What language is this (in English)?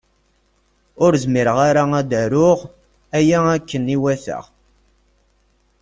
Kabyle